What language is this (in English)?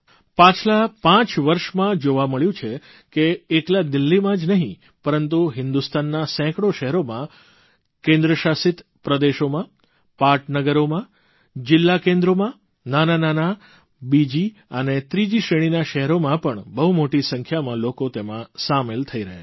Gujarati